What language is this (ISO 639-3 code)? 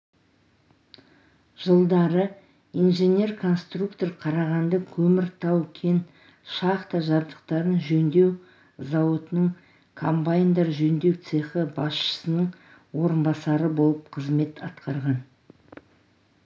kaz